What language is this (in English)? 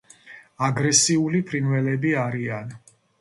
Georgian